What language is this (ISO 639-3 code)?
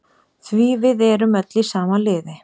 isl